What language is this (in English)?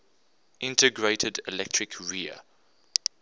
English